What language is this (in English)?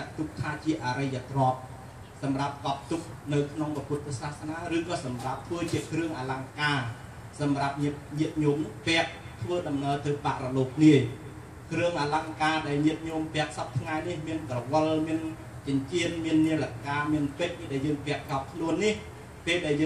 Thai